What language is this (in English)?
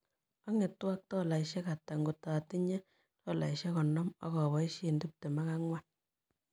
Kalenjin